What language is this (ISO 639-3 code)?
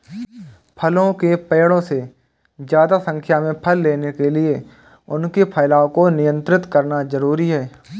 hin